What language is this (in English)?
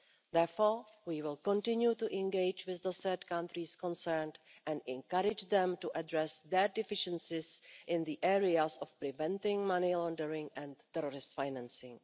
English